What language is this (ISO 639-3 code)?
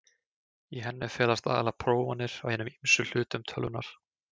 isl